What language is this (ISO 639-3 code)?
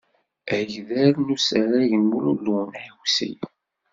kab